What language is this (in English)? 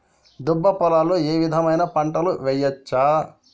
Telugu